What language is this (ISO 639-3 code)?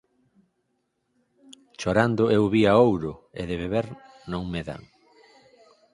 glg